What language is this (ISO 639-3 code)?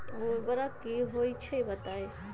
mag